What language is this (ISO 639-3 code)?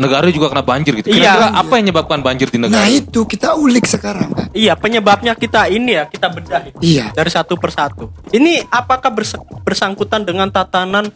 ind